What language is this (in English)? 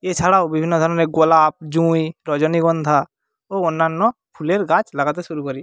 Bangla